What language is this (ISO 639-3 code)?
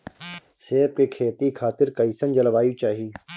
bho